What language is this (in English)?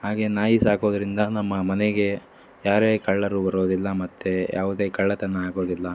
Kannada